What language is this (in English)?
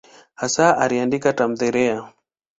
Swahili